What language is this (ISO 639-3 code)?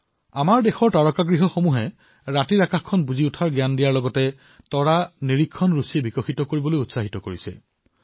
asm